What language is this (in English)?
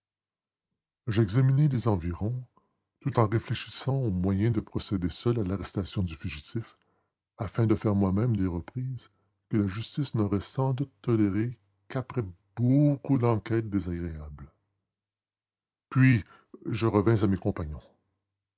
French